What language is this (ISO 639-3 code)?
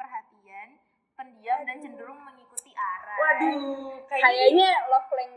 ind